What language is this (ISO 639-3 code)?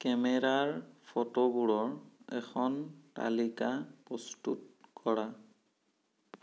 asm